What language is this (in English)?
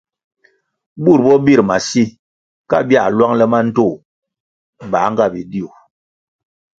Kwasio